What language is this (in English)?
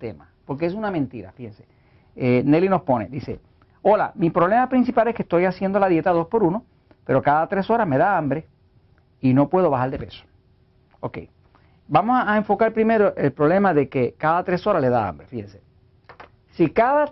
Spanish